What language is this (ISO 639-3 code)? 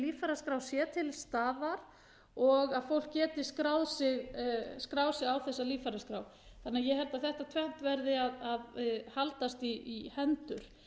isl